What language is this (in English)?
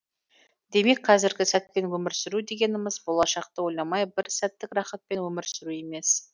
Kazakh